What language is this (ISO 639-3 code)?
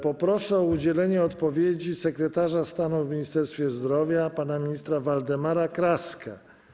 pol